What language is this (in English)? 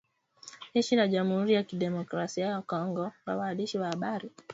Swahili